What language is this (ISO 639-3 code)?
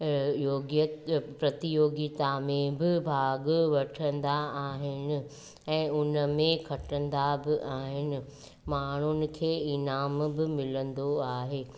snd